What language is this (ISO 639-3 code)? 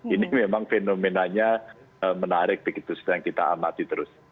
ind